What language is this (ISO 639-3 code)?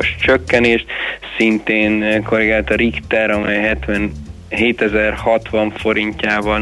hun